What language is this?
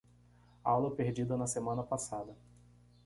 Portuguese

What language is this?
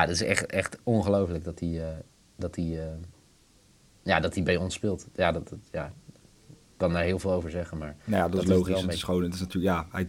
Dutch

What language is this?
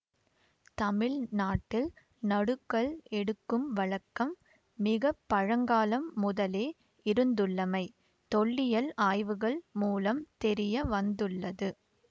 Tamil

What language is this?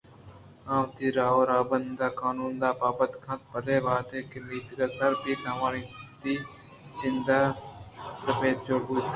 Eastern Balochi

